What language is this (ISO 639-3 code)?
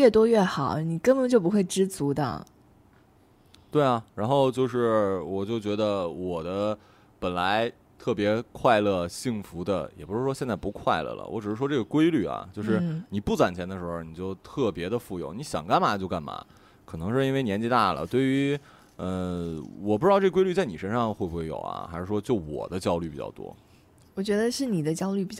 zho